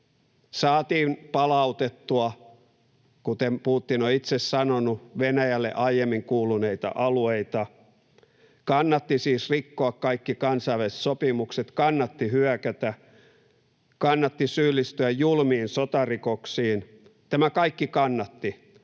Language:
Finnish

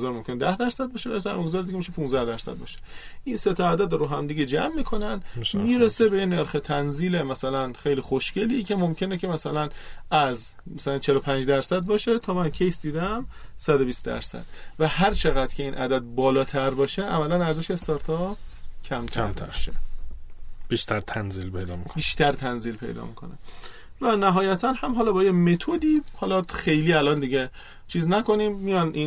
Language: Persian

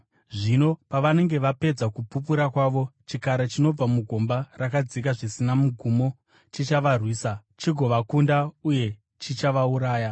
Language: Shona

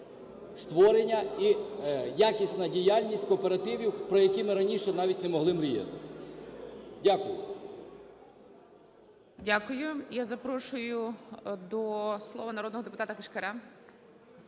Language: Ukrainian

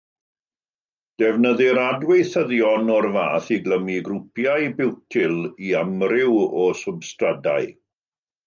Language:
Welsh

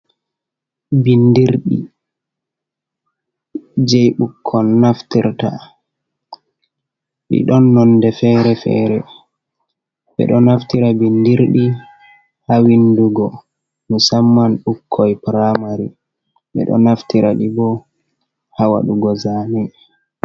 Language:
Fula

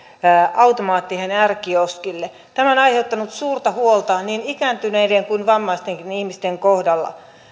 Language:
Finnish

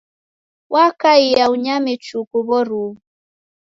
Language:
Taita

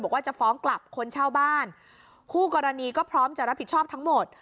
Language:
Thai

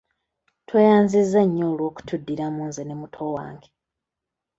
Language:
Ganda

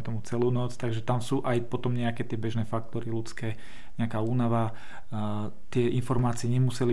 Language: Slovak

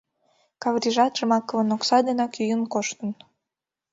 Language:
Mari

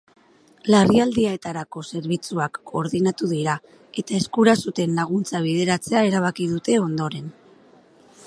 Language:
Basque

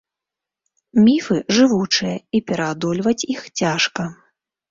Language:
Belarusian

